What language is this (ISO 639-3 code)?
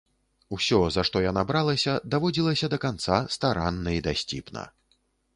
bel